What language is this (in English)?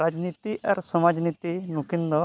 Santali